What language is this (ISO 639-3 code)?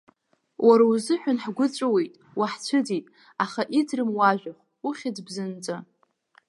abk